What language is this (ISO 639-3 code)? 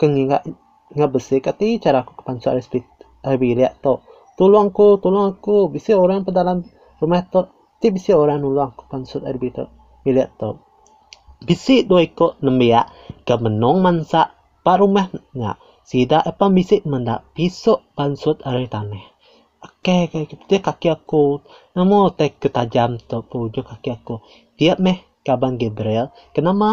msa